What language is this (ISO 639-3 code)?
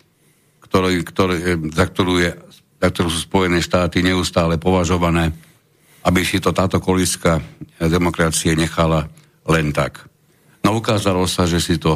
slk